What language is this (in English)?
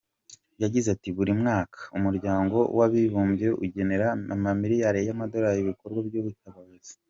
Kinyarwanda